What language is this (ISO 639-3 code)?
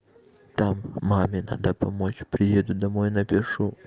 rus